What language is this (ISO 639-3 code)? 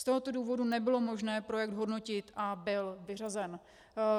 ces